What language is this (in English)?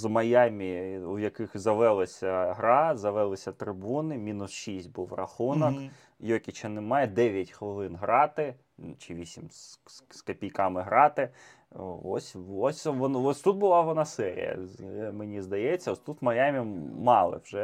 Ukrainian